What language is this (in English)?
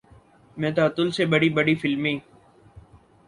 Urdu